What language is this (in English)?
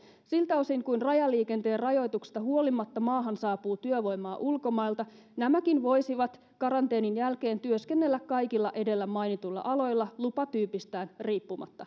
Finnish